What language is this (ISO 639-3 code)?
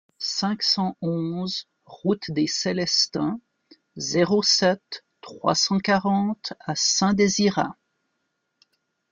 fra